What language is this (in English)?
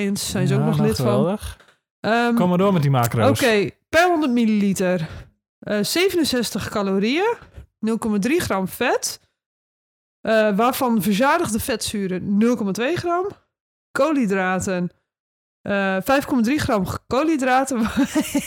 Dutch